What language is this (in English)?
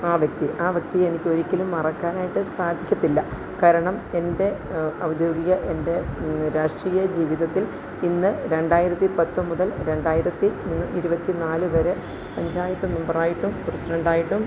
Malayalam